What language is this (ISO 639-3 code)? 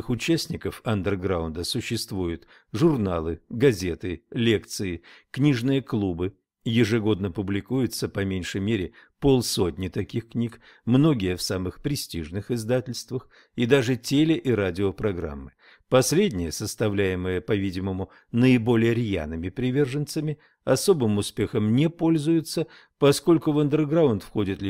rus